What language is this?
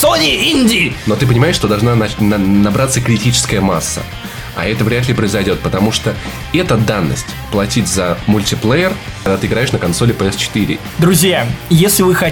Russian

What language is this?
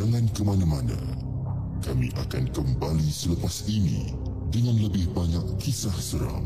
Malay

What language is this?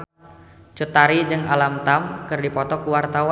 Sundanese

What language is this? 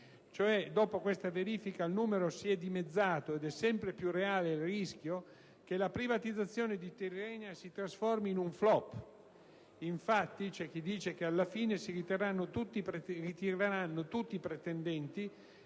Italian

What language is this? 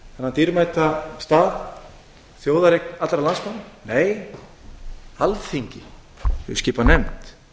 Icelandic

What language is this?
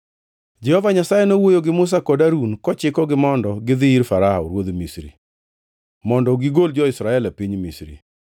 Luo (Kenya and Tanzania)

